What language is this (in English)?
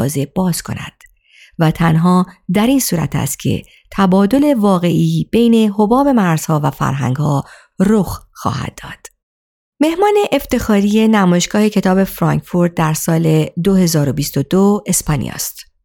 Persian